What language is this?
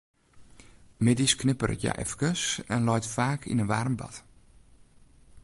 Western Frisian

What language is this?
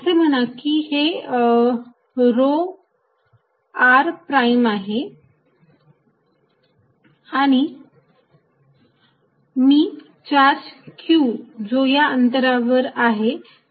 Marathi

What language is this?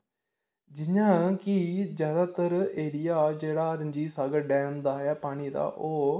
Dogri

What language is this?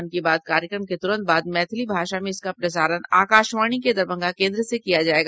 Hindi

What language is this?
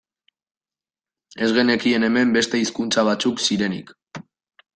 Basque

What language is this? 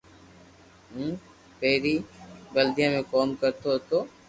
Loarki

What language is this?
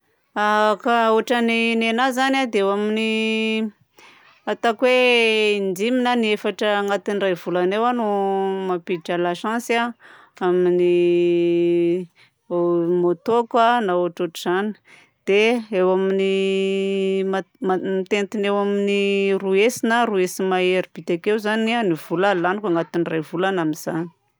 Southern Betsimisaraka Malagasy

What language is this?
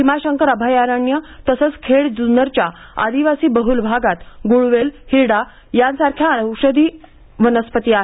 Marathi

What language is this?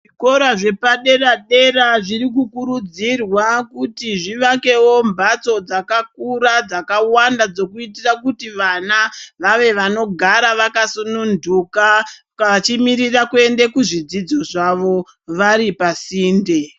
Ndau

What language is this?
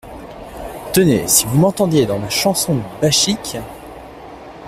French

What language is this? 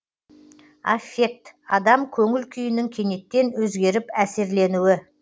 Kazakh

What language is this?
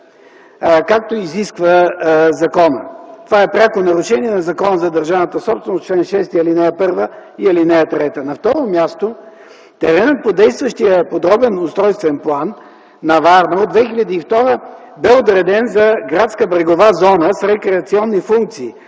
Bulgarian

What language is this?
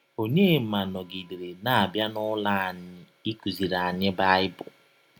Igbo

